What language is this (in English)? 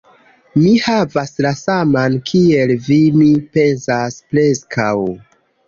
Esperanto